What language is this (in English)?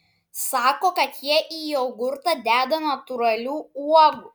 Lithuanian